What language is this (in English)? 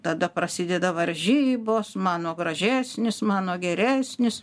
Lithuanian